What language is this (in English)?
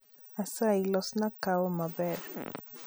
Luo (Kenya and Tanzania)